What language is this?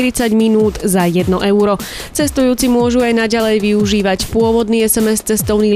Slovak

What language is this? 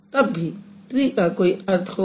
Hindi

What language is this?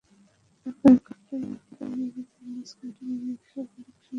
Bangla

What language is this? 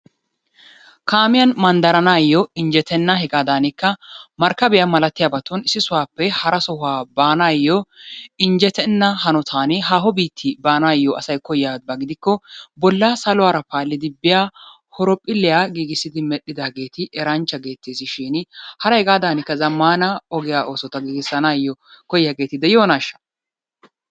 Wolaytta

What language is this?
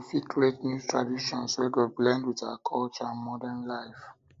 Nigerian Pidgin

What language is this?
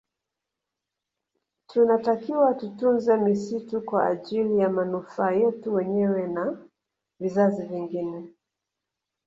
Swahili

